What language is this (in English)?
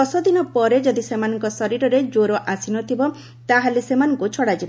Odia